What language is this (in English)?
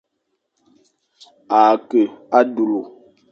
Fang